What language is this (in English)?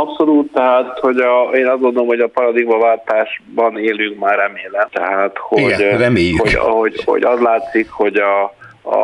Hungarian